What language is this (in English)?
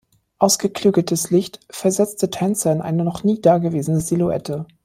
German